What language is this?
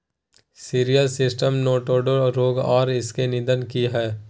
Maithili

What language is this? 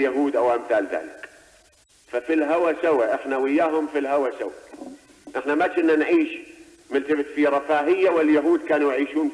Arabic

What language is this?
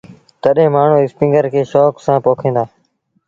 Sindhi Bhil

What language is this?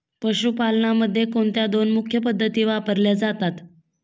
Marathi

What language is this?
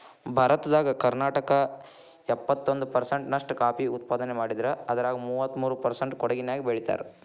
Kannada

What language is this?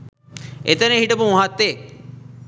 Sinhala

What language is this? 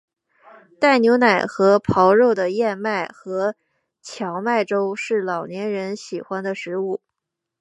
Chinese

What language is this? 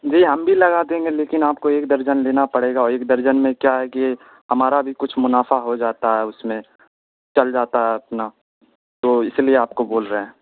Urdu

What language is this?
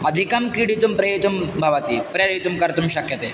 Sanskrit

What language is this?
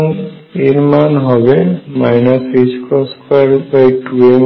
Bangla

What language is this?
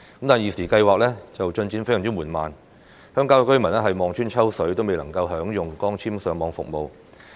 Cantonese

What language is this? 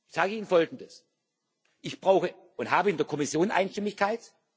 German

